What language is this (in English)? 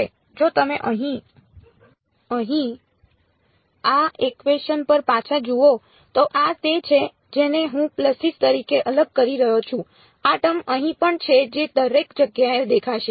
Gujarati